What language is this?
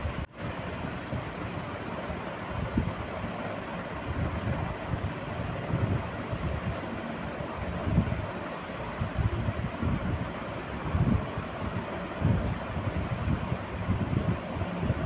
Maithili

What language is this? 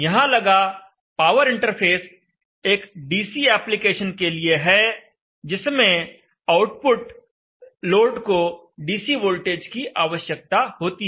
Hindi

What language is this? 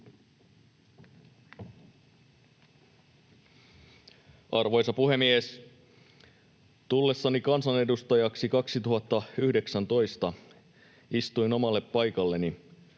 Finnish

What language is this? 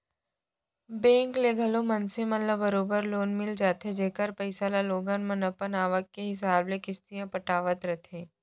Chhattisgarhi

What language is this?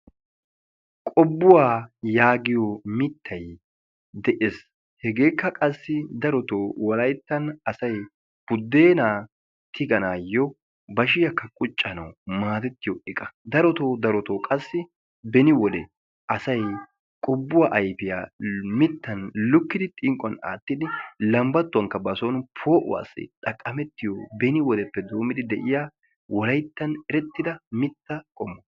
Wolaytta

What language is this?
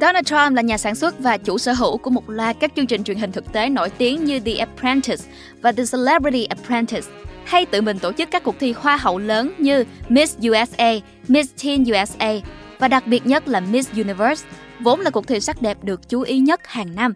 Vietnamese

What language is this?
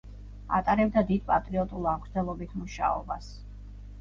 Georgian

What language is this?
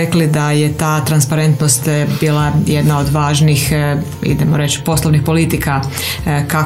Croatian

